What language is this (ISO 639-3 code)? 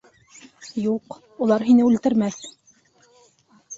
bak